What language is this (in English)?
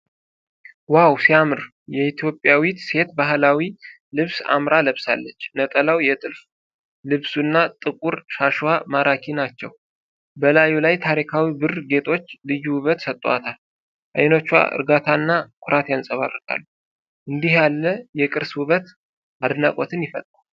Amharic